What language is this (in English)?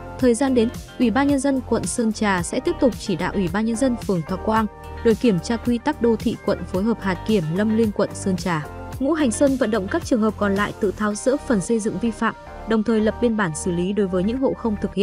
Vietnamese